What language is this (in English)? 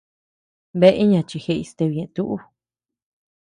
Tepeuxila Cuicatec